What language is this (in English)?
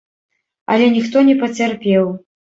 Belarusian